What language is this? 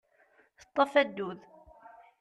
Kabyle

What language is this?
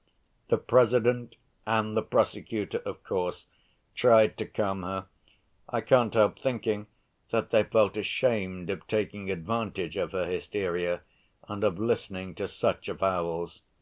English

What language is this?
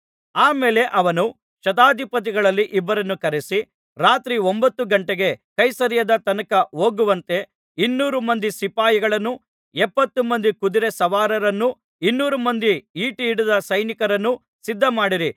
Kannada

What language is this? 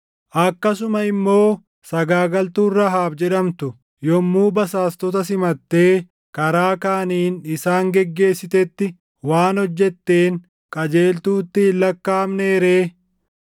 Oromo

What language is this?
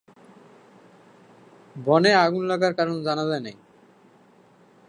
Bangla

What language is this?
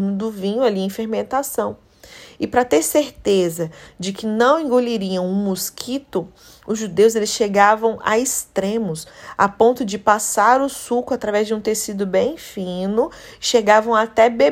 Portuguese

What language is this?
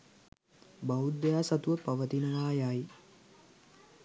Sinhala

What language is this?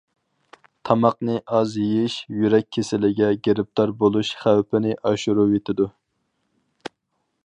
Uyghur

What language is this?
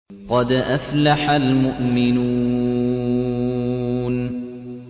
Arabic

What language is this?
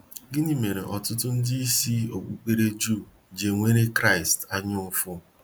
Igbo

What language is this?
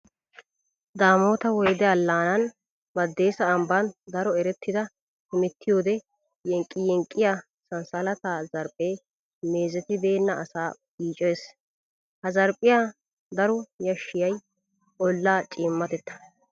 Wolaytta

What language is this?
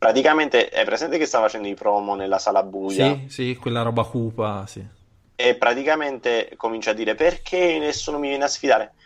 Italian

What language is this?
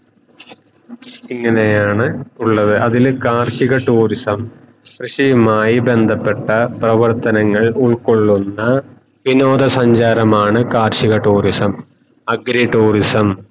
Malayalam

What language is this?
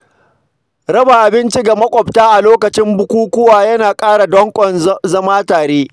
Hausa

